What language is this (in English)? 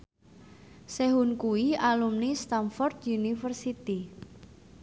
Javanese